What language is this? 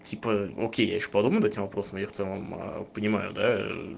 Russian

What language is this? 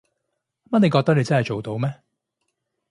Cantonese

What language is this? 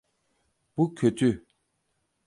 Turkish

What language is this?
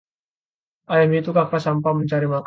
Indonesian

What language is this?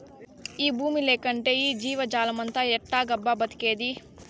Telugu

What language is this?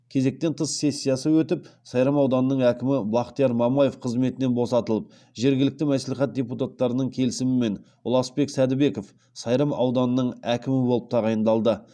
Kazakh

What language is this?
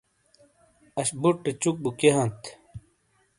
Shina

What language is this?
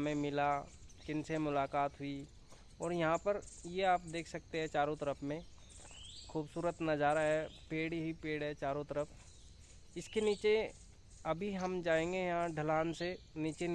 Hindi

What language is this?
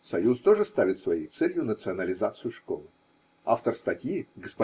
Russian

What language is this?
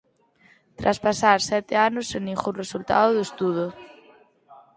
Galician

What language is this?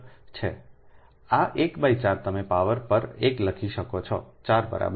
Gujarati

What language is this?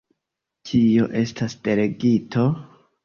Esperanto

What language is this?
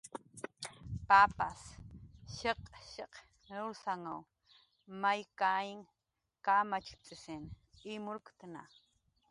Jaqaru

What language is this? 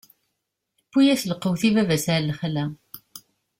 Kabyle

